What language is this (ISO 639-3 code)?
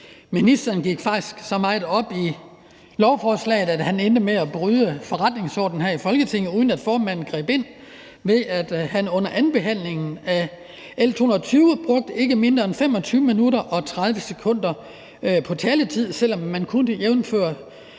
dan